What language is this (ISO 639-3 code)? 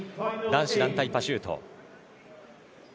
jpn